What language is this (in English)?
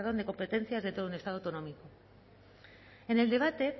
Spanish